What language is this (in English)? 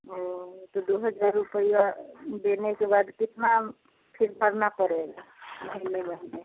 Hindi